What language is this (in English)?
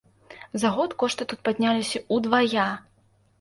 Belarusian